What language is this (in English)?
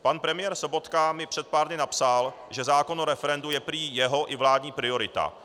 Czech